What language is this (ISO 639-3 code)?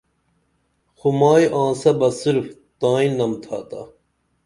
dml